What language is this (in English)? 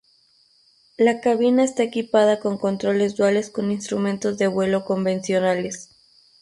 Spanish